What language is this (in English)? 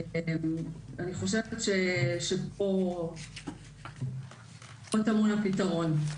Hebrew